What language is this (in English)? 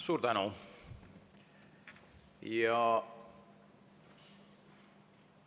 Estonian